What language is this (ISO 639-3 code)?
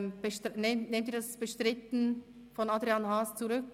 gsw